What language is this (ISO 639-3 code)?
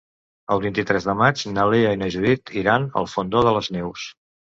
cat